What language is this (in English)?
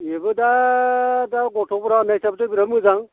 Bodo